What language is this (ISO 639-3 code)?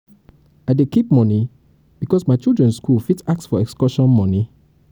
pcm